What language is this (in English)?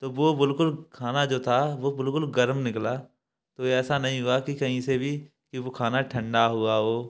Hindi